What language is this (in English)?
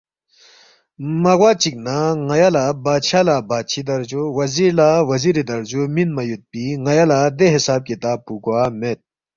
Balti